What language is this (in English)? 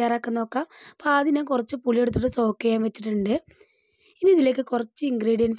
Malayalam